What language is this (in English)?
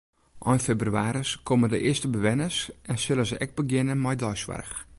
Western Frisian